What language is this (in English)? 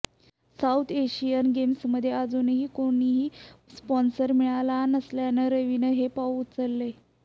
Marathi